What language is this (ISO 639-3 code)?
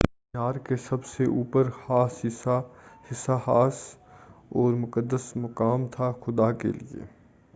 urd